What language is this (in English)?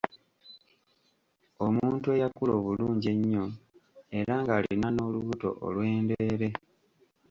Ganda